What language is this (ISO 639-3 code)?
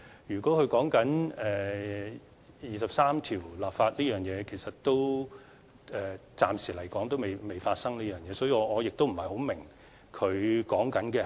yue